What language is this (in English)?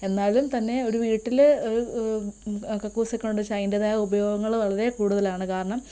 Malayalam